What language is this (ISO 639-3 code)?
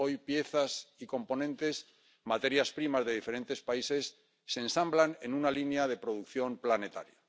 spa